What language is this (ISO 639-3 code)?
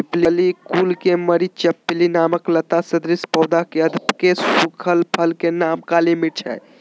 mag